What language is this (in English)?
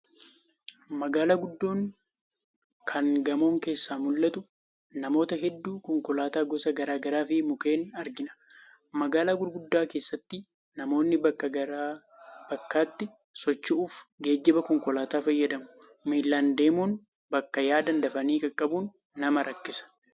Oromo